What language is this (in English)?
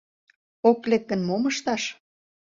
Mari